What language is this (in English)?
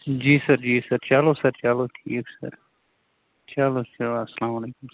Kashmiri